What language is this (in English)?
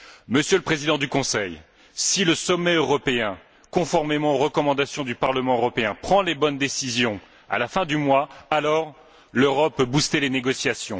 French